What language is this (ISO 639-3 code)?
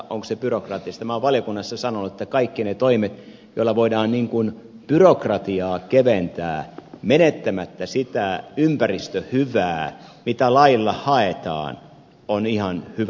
fin